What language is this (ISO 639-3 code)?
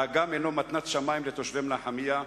heb